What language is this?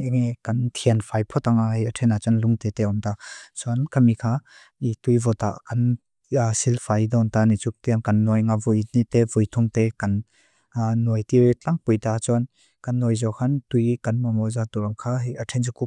Mizo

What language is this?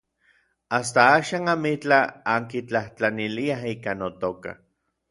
Orizaba Nahuatl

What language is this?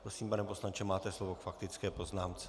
Czech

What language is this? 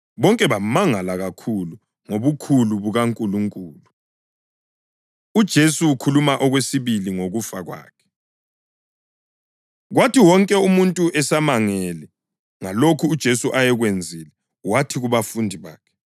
North Ndebele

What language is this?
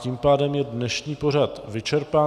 Czech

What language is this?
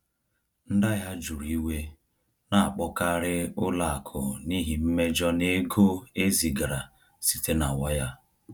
Igbo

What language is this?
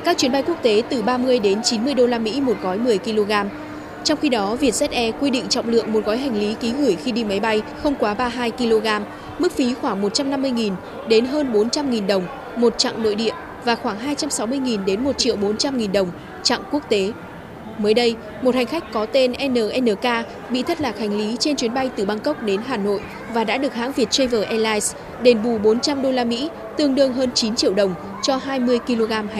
Vietnamese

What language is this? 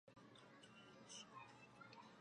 Chinese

